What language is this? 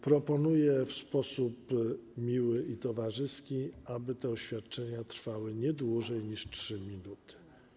Polish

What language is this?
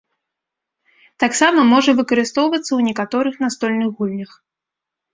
Belarusian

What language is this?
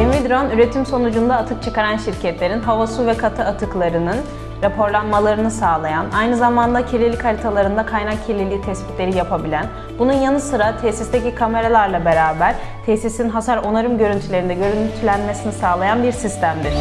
Turkish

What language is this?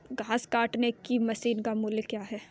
Hindi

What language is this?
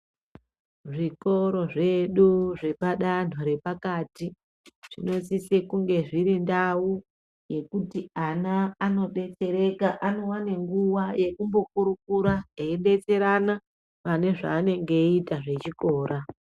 Ndau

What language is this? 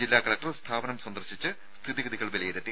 Malayalam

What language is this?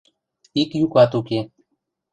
Western Mari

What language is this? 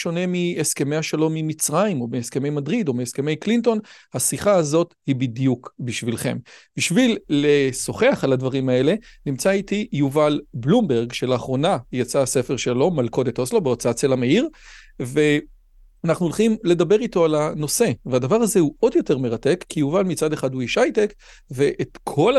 Hebrew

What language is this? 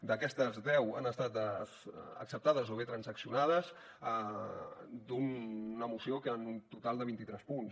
Catalan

